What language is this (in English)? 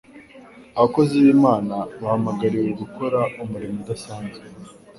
Kinyarwanda